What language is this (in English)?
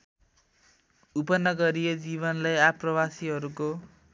Nepali